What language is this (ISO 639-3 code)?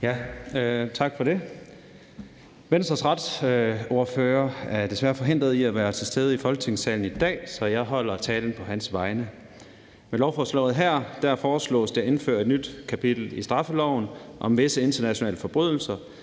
dan